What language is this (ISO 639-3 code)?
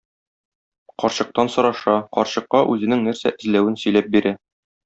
tat